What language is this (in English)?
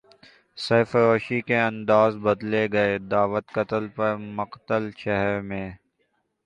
Urdu